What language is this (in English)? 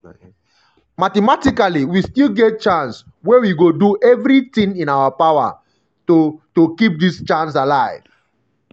Nigerian Pidgin